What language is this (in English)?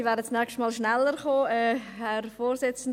Swiss German